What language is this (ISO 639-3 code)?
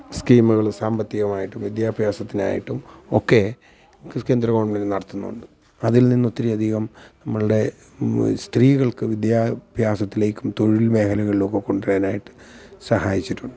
mal